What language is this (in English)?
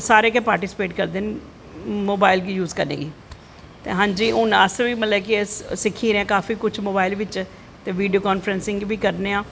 Dogri